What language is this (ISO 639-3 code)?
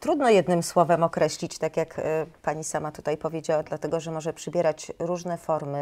pol